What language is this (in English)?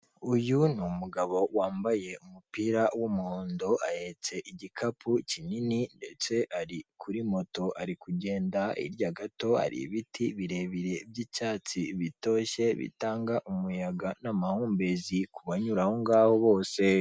Kinyarwanda